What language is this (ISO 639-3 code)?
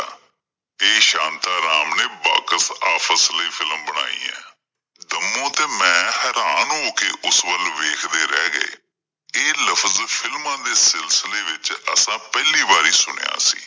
pan